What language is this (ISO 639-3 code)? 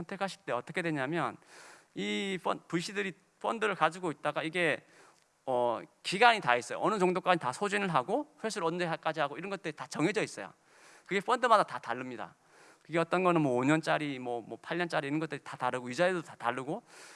kor